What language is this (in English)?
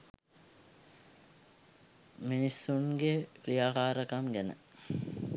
Sinhala